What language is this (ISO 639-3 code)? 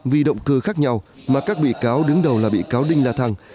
vie